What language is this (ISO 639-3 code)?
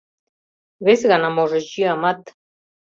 chm